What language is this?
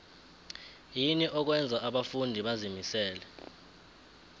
South Ndebele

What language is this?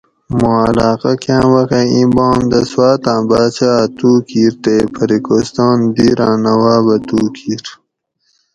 Gawri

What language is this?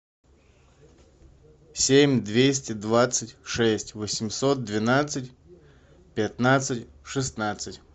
Russian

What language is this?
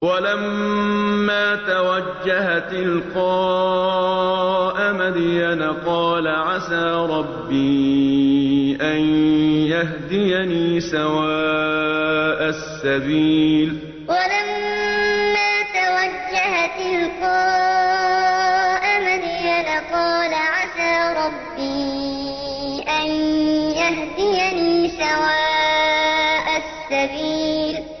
Arabic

